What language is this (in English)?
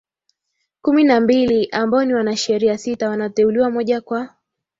Swahili